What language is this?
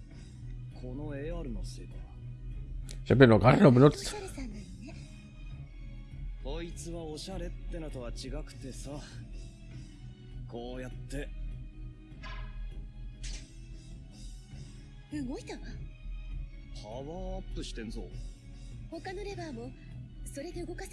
German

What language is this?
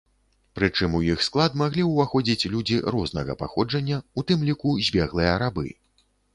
Belarusian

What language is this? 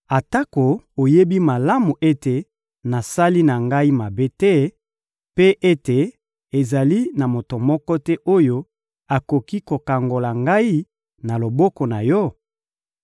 Lingala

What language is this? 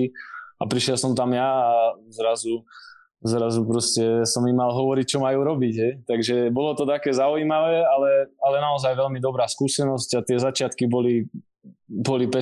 Slovak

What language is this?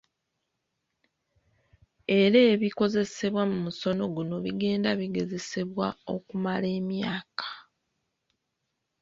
Ganda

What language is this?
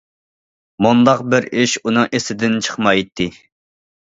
Uyghur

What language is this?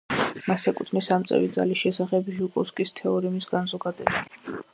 Georgian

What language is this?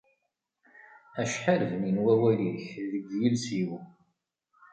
Kabyle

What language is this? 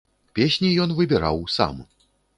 Belarusian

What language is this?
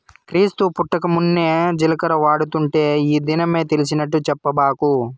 Telugu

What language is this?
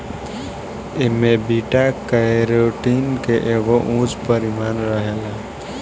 Bhojpuri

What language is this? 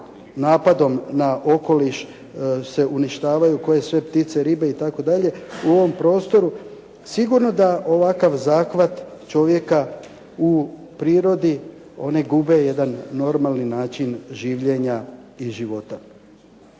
Croatian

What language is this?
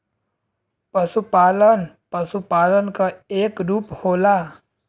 Bhojpuri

